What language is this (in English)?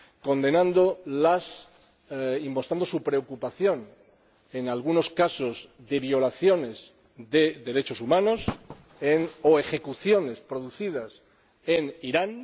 Spanish